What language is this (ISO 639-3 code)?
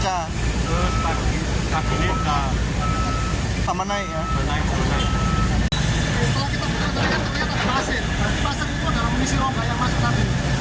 ind